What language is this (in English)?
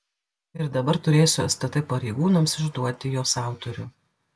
Lithuanian